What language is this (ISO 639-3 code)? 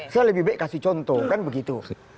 ind